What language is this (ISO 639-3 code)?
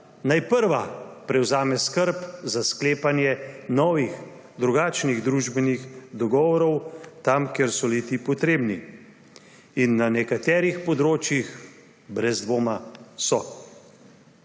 slv